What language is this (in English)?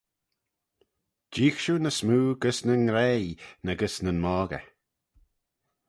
Manx